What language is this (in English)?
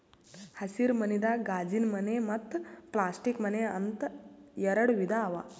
Kannada